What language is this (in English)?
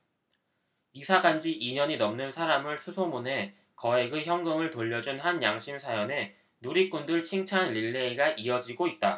Korean